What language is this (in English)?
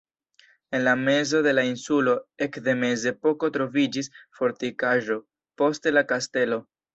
Esperanto